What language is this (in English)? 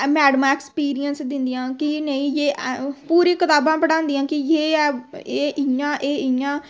Dogri